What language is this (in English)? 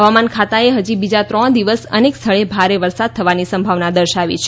Gujarati